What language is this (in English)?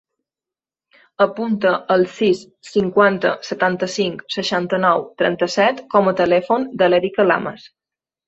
Catalan